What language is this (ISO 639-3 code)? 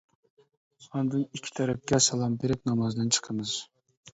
uig